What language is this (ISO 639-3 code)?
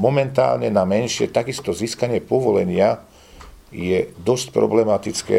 slk